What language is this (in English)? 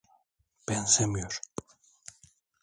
Turkish